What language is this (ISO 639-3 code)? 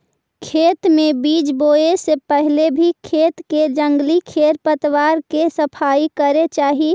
mag